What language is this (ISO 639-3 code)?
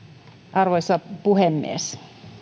fin